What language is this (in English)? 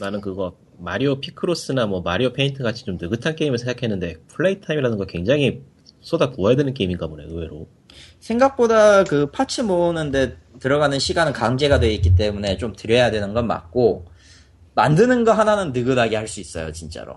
Korean